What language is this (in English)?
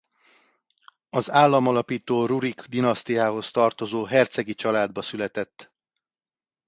Hungarian